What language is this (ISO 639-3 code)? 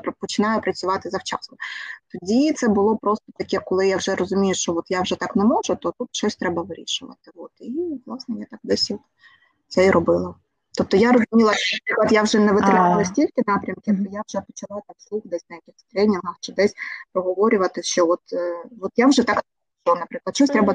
ukr